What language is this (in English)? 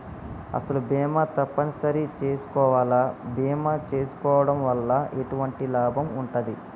Telugu